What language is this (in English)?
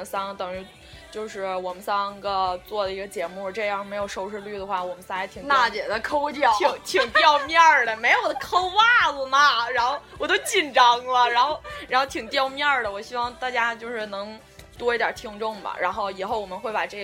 Chinese